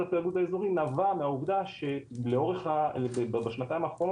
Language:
Hebrew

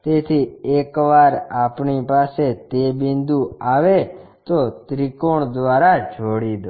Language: Gujarati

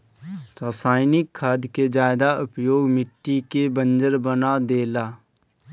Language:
Bhojpuri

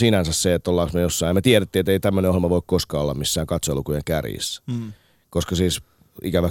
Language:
Finnish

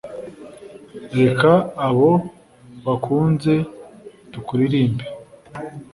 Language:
Kinyarwanda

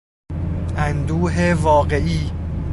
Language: Persian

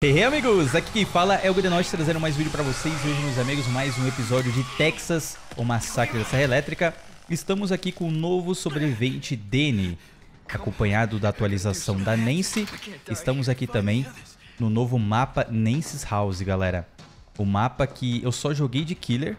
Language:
Portuguese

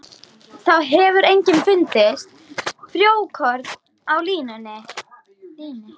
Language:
Icelandic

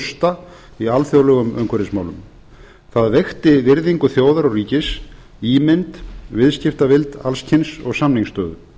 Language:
Icelandic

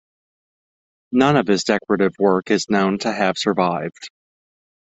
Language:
English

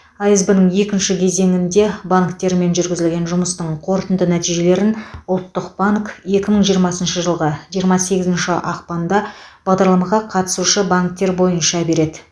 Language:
Kazakh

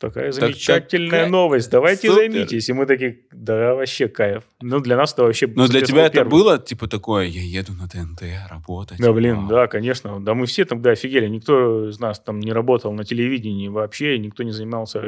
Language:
Russian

